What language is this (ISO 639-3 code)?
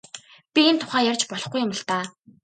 mon